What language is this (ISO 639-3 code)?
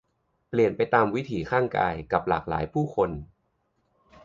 tha